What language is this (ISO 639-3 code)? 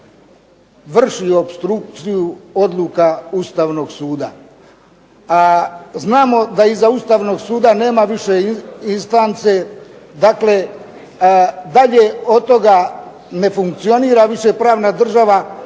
hrv